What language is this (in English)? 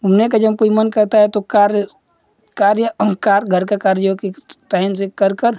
Hindi